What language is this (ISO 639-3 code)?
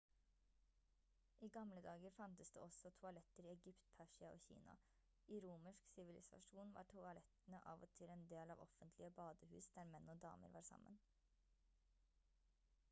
nob